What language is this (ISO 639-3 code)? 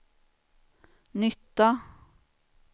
swe